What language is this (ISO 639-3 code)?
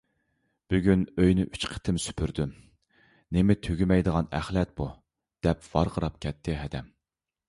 uig